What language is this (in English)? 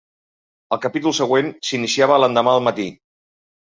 Catalan